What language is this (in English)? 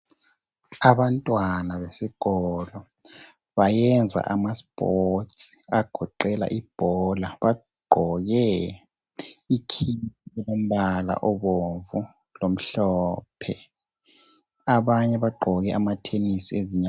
North Ndebele